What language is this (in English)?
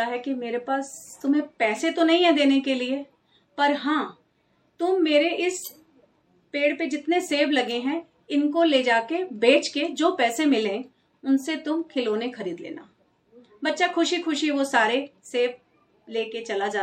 Hindi